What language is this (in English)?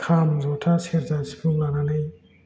Bodo